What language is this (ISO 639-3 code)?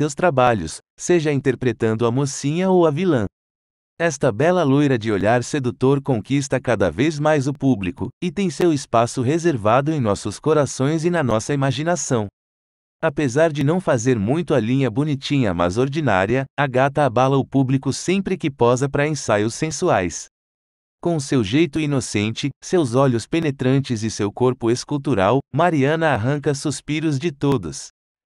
por